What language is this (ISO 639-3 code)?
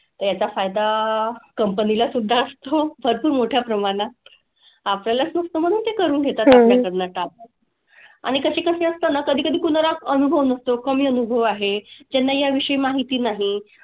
mar